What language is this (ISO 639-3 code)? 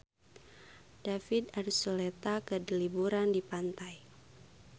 sun